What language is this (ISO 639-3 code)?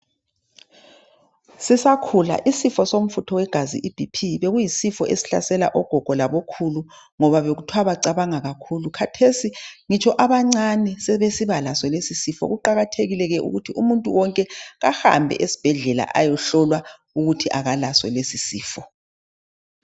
nde